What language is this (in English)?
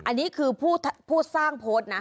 Thai